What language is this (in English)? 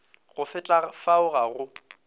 Northern Sotho